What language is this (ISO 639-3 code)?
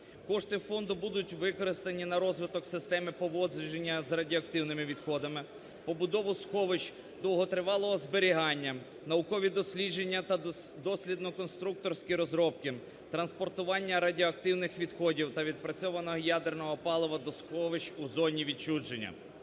ukr